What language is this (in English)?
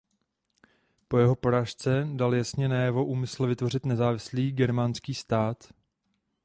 Czech